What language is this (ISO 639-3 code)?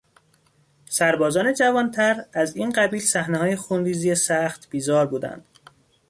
fas